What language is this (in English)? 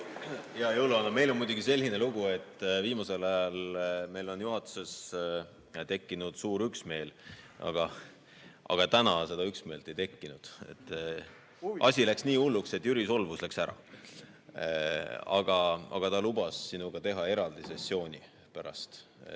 Estonian